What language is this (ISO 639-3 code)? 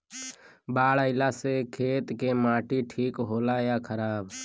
bho